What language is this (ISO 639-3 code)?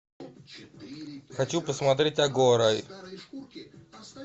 rus